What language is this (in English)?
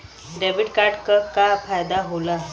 Bhojpuri